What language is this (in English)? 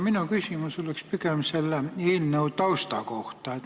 Estonian